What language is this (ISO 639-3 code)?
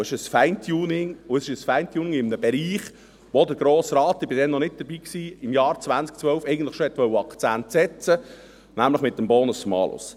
gsw